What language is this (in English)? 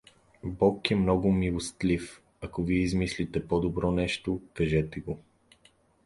Bulgarian